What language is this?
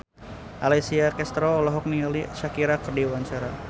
Sundanese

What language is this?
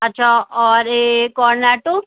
Sindhi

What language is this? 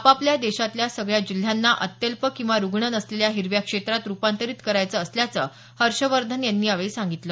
Marathi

